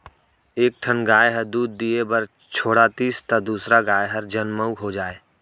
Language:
Chhattisgarhi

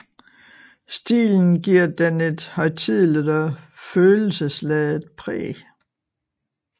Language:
Danish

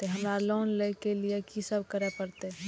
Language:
Maithili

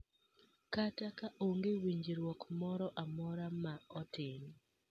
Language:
Luo (Kenya and Tanzania)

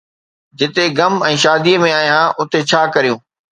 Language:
Sindhi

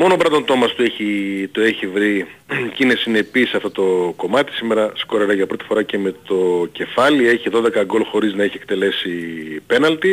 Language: Greek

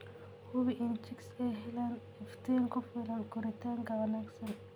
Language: Somali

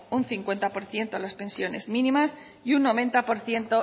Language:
Spanish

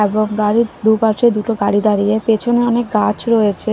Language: Bangla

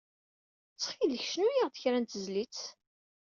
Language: Kabyle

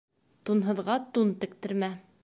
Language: Bashkir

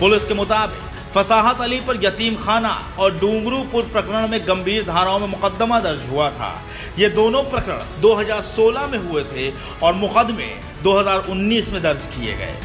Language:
Hindi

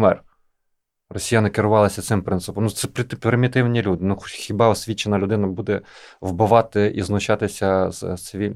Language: Ukrainian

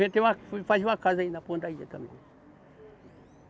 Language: Portuguese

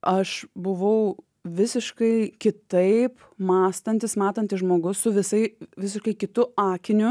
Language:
Lithuanian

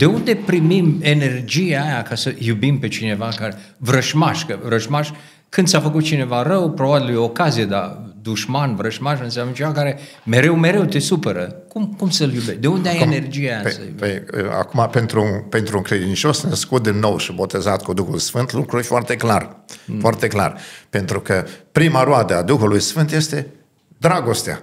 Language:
Romanian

